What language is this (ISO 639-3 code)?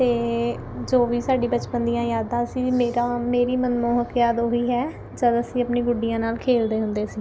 pan